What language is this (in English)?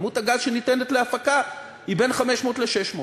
Hebrew